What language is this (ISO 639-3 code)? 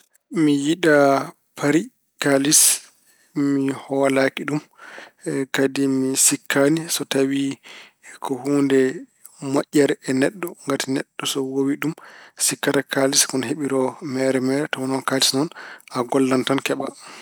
ful